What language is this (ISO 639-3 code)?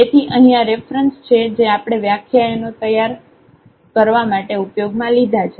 guj